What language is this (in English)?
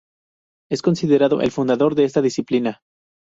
Spanish